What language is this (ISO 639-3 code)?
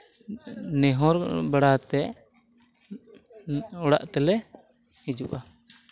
sat